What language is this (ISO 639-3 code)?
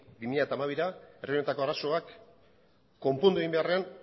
eus